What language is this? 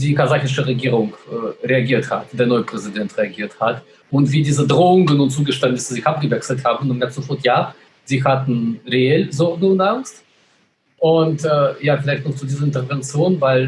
German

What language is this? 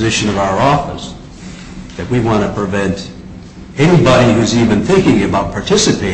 English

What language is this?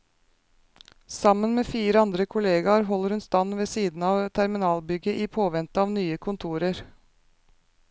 Norwegian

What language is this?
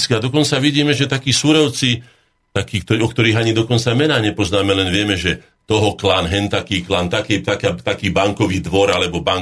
Slovak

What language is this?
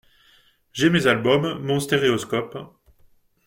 French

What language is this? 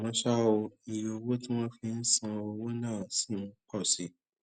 Yoruba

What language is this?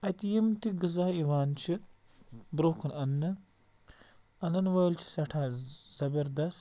Kashmiri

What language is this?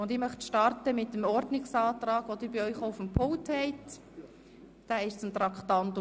Swiss German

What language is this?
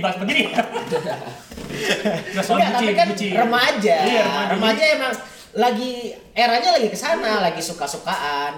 Indonesian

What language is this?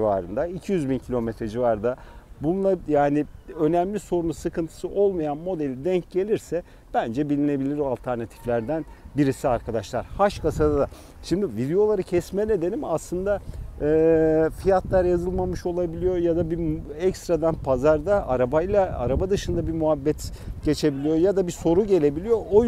Turkish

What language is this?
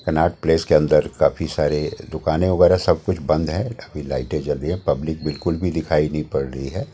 Hindi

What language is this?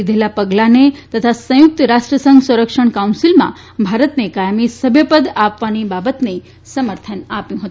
Gujarati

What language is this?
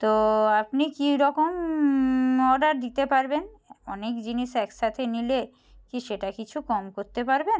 Bangla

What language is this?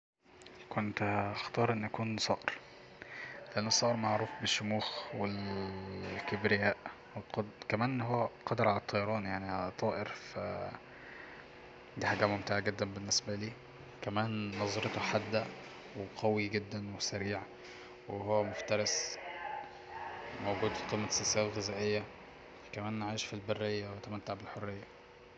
Egyptian Arabic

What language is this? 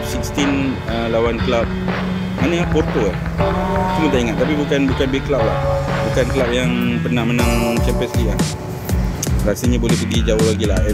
Malay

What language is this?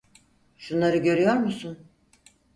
Turkish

